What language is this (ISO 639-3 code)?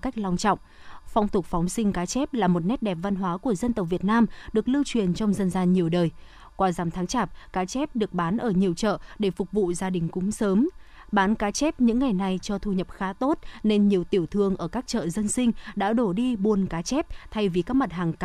vie